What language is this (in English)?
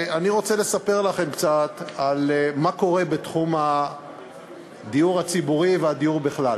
Hebrew